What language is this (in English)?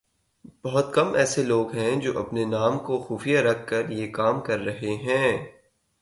Urdu